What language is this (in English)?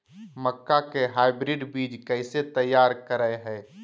Magahi